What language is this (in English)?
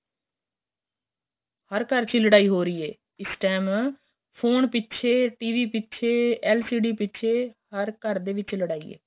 Punjabi